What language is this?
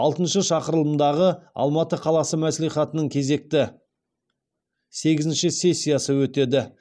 Kazakh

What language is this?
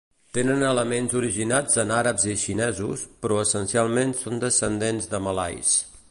Catalan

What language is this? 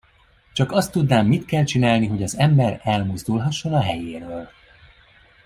Hungarian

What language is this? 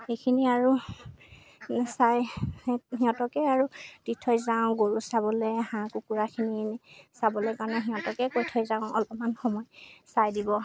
Assamese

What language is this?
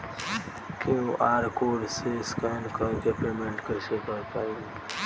Bhojpuri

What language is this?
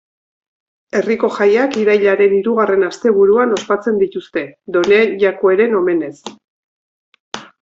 Basque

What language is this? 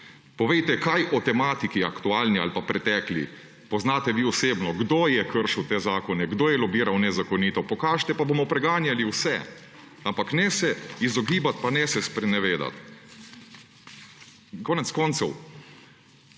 Slovenian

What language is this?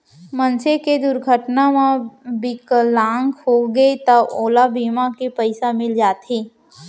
Chhattisgarhi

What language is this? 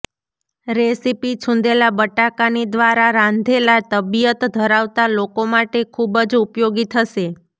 Gujarati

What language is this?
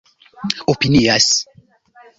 Esperanto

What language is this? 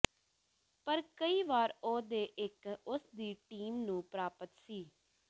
Punjabi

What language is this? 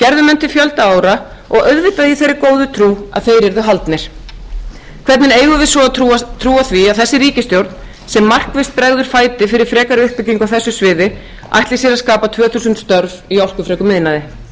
Icelandic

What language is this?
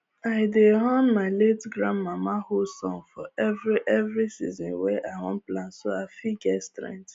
Nigerian Pidgin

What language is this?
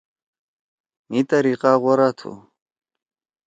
Torwali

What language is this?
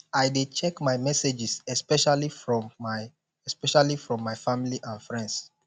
Nigerian Pidgin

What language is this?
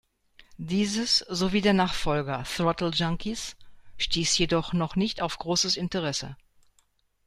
German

